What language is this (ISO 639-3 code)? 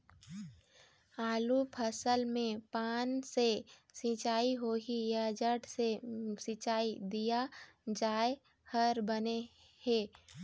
hne